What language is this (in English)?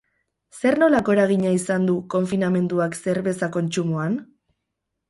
Basque